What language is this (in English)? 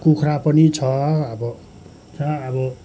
Nepali